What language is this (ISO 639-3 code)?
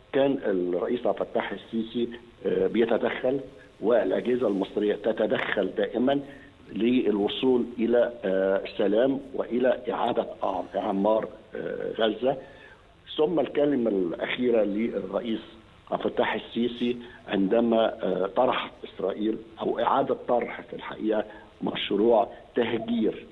ara